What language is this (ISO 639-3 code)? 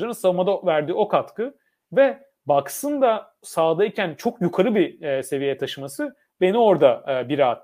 tur